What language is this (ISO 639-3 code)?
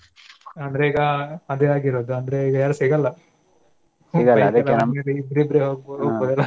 kan